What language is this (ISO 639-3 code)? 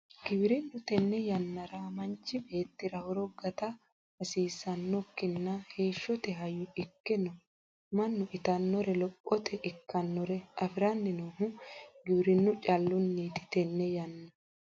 sid